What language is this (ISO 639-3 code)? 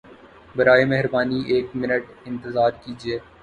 urd